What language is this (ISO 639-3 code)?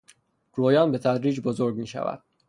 fas